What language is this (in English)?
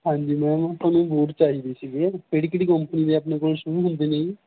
Punjabi